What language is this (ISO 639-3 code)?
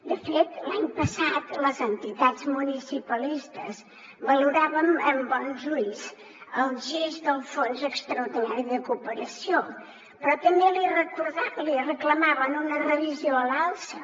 cat